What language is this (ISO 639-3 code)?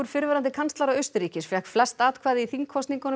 isl